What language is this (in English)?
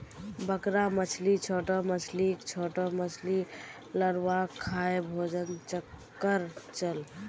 Magahi